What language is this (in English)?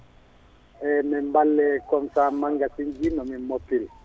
Fula